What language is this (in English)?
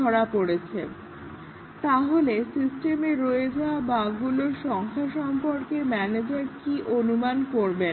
Bangla